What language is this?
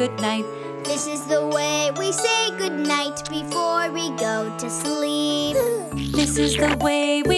English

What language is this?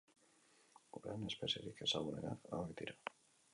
Basque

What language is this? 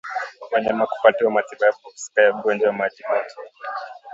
Swahili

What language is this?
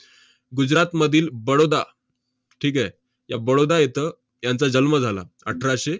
Marathi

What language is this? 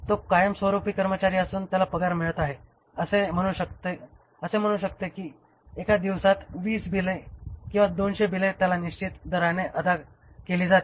Marathi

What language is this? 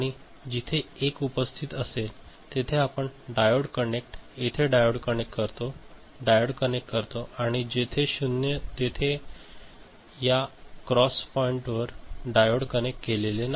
Marathi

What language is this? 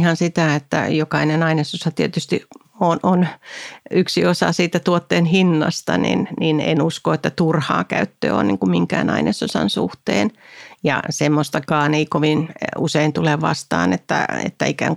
Finnish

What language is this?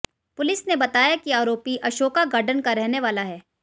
Hindi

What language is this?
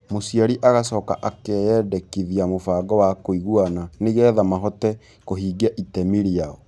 Kikuyu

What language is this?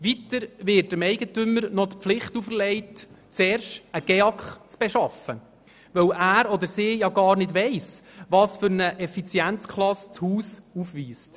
Swiss German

